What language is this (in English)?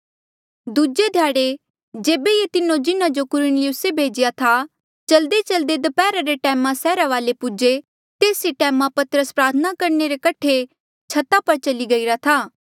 Mandeali